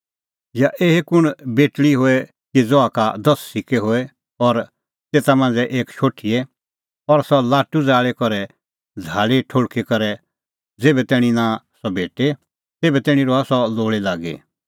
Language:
Kullu Pahari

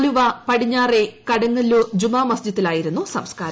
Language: Malayalam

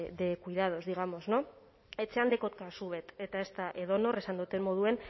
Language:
Basque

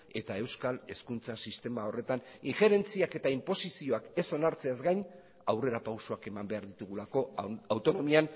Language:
Basque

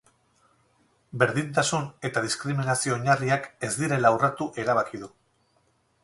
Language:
Basque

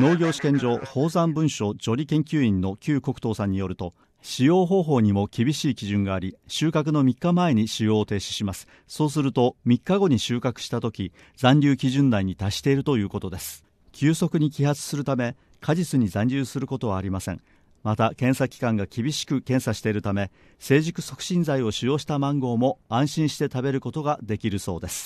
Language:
Japanese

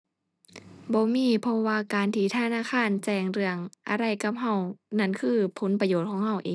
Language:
Thai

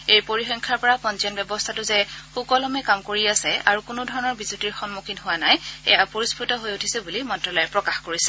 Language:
Assamese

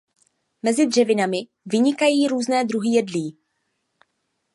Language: Czech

